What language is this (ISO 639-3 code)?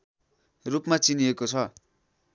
nep